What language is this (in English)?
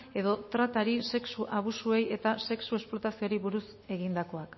Basque